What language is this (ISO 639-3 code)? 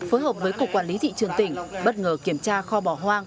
vie